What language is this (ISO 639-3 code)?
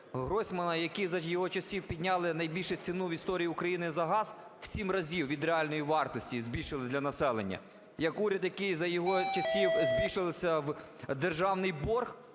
ukr